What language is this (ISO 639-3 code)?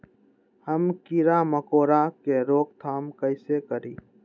mag